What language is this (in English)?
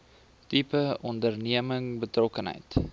Afrikaans